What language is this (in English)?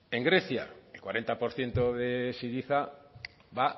Spanish